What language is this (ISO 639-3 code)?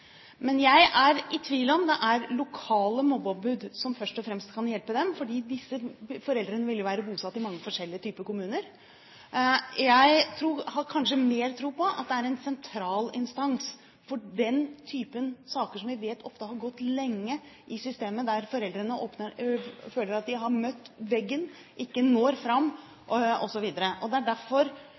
nob